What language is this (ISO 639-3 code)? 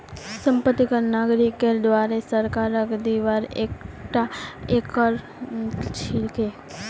mag